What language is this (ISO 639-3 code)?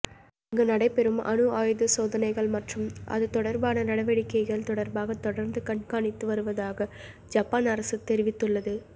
tam